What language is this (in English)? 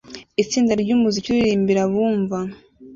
Kinyarwanda